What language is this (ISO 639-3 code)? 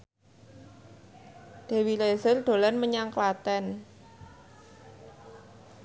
jav